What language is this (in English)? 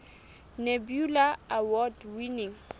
Southern Sotho